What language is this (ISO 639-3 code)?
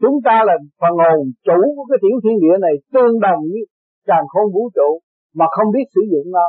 vie